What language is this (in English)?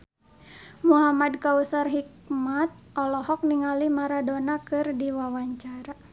Sundanese